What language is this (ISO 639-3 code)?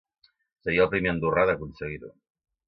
cat